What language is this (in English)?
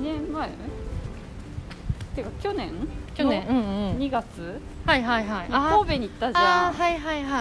Japanese